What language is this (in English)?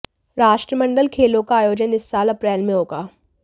Hindi